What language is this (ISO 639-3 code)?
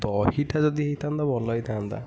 ori